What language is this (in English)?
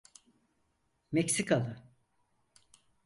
Turkish